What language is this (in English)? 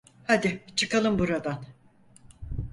Turkish